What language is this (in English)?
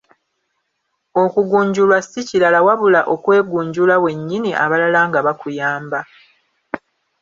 Ganda